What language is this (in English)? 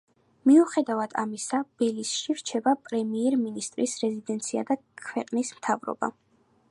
Georgian